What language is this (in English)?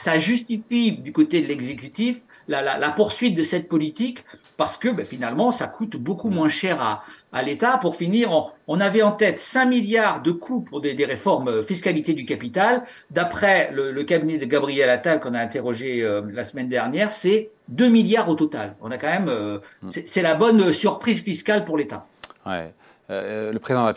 French